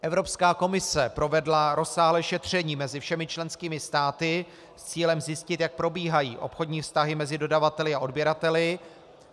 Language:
Czech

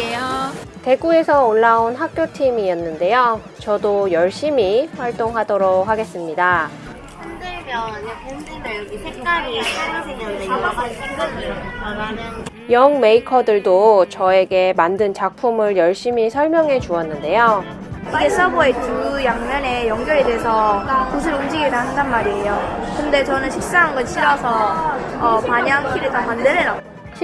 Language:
Korean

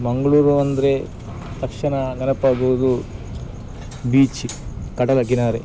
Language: Kannada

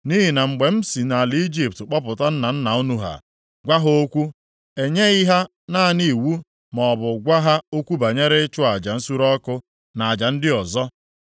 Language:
Igbo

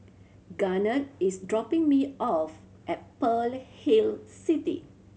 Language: English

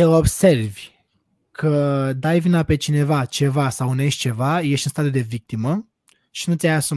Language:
Romanian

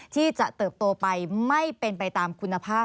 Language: Thai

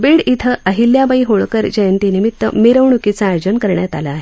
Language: Marathi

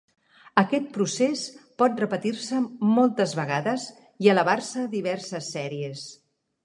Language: Catalan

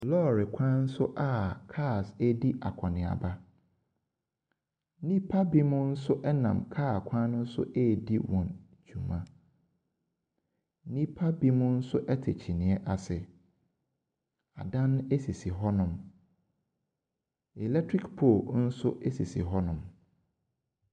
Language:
Akan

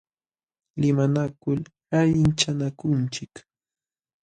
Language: Jauja Wanca Quechua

